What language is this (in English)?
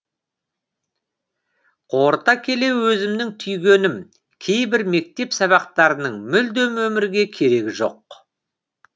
Kazakh